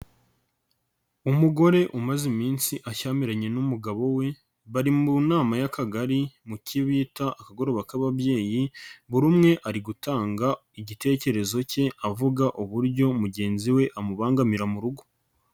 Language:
Kinyarwanda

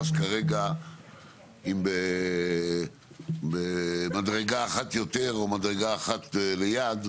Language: Hebrew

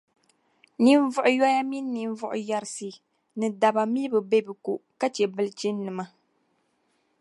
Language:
Dagbani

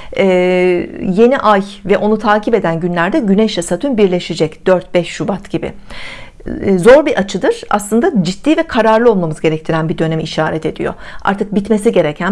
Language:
Turkish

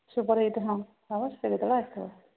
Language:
Odia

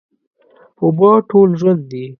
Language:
Pashto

